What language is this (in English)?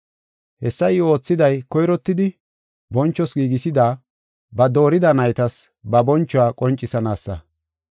Gofa